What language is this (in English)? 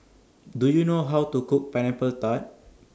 English